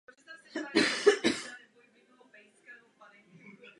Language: Czech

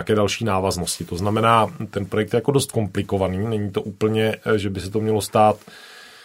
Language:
Czech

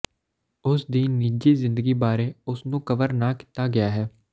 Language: Punjabi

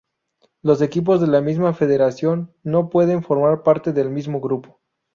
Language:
Spanish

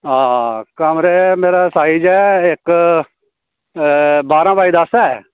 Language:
Dogri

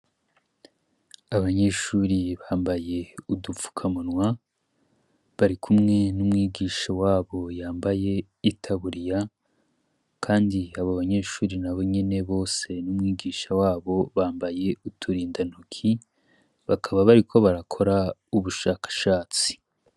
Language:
Rundi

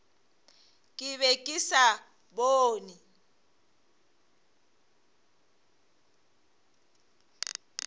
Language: Northern Sotho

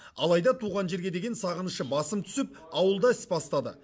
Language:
Kazakh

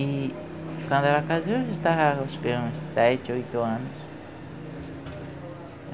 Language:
Portuguese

